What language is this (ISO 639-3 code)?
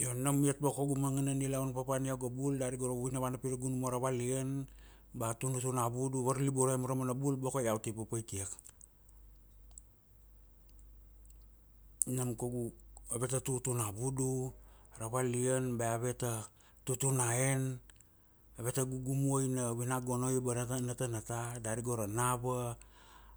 ksd